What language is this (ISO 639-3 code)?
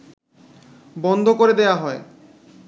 ben